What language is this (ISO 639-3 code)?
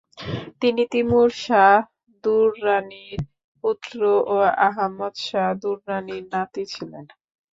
ben